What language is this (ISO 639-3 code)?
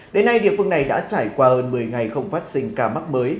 vie